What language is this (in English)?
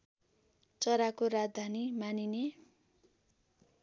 Nepali